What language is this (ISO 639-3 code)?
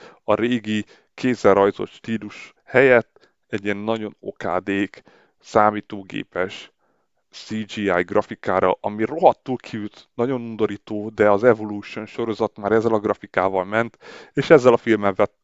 hun